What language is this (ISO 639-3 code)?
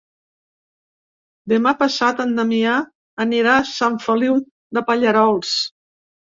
cat